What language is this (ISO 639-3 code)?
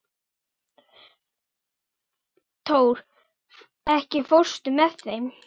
isl